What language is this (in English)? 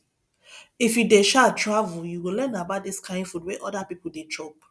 Nigerian Pidgin